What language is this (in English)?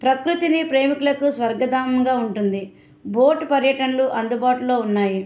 Telugu